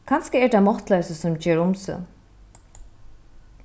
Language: Faroese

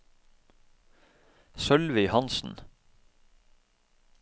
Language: Norwegian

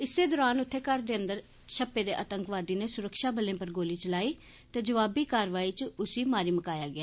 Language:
Dogri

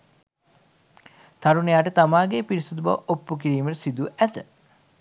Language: Sinhala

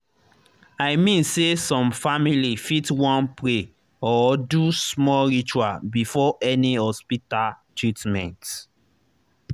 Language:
Nigerian Pidgin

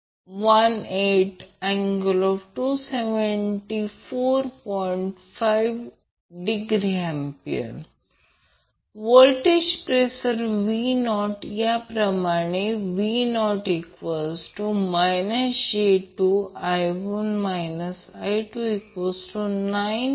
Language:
Marathi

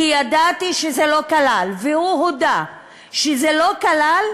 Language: Hebrew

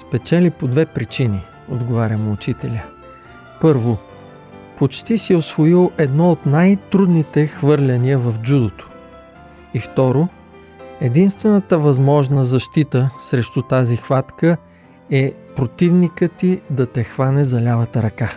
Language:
Bulgarian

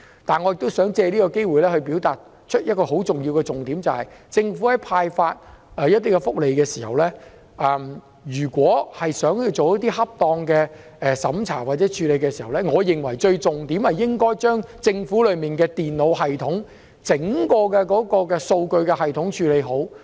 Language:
Cantonese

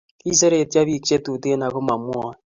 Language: Kalenjin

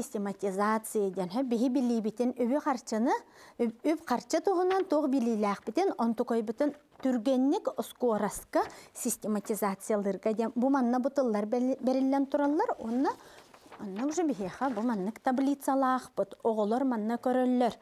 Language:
Turkish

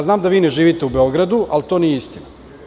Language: Serbian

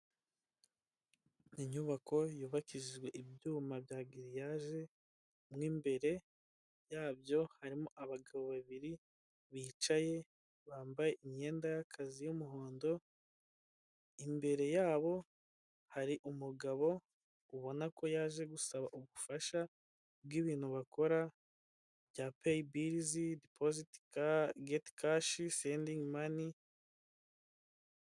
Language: Kinyarwanda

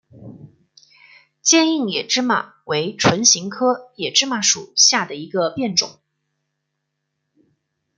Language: Chinese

